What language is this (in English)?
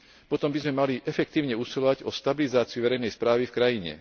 Slovak